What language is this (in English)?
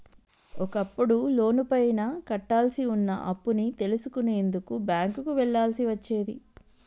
Telugu